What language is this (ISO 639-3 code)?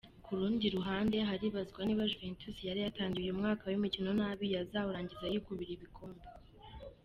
kin